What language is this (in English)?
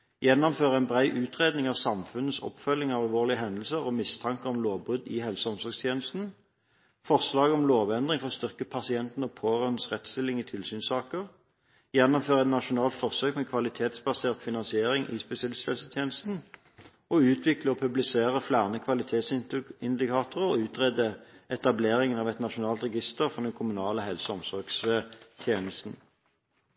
Norwegian Bokmål